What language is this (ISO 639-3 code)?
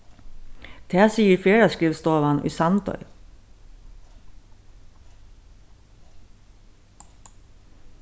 fao